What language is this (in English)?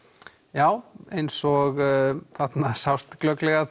Icelandic